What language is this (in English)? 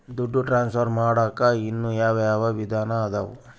Kannada